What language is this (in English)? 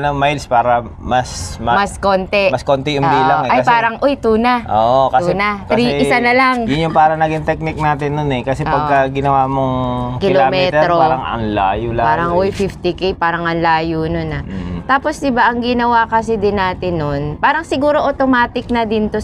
Filipino